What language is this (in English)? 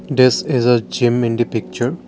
English